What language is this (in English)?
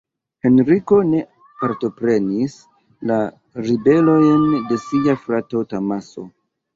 Esperanto